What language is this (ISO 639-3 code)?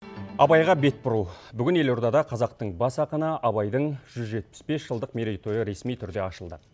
kaz